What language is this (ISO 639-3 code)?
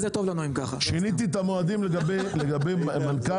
heb